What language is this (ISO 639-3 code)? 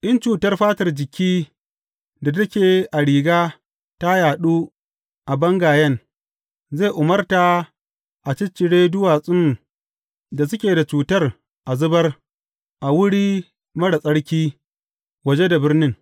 hau